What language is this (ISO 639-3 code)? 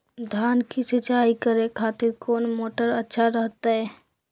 mag